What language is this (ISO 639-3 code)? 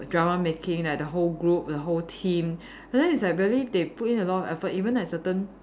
eng